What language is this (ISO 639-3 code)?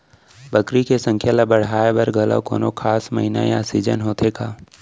hne